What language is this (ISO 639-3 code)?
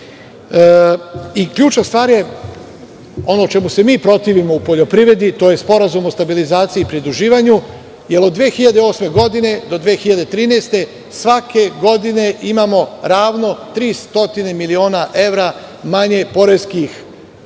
srp